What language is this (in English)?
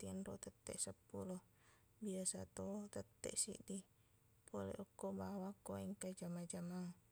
Buginese